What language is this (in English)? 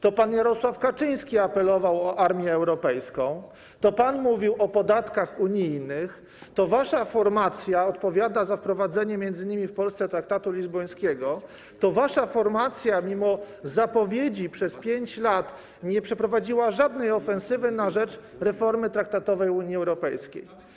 Polish